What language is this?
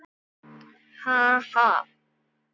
Icelandic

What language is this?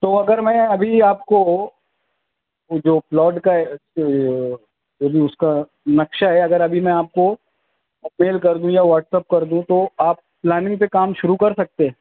Urdu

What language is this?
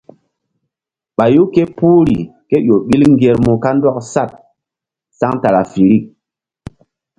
Mbum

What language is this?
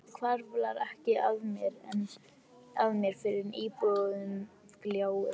Icelandic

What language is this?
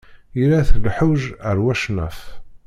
Kabyle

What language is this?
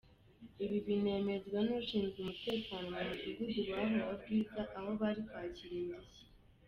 Kinyarwanda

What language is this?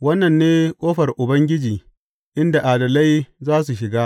Hausa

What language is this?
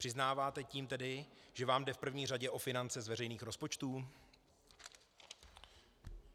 Czech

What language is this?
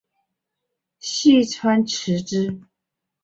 Chinese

